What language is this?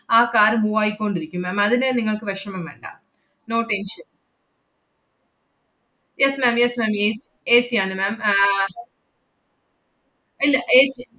Malayalam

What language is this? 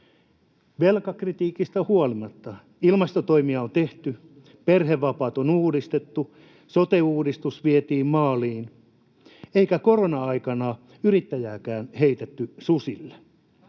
Finnish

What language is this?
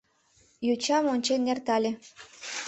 Mari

